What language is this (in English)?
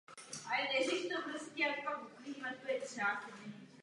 Czech